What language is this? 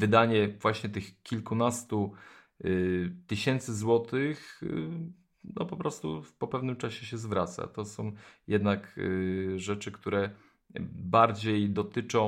Polish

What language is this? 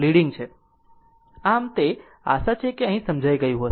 Gujarati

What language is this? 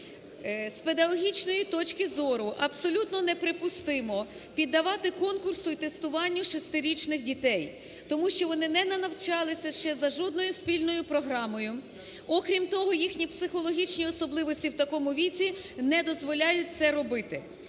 Ukrainian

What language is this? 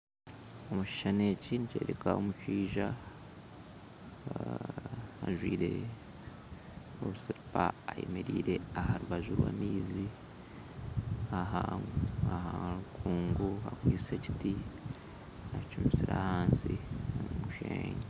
Nyankole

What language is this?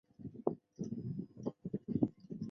Chinese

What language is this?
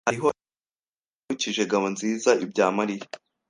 Kinyarwanda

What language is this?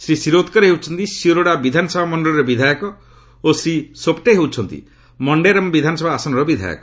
Odia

